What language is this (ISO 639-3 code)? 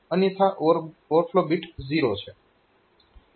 guj